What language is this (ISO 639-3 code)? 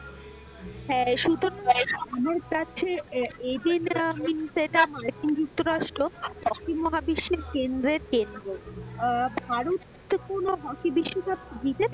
ben